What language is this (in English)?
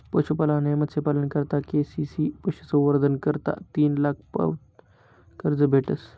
Marathi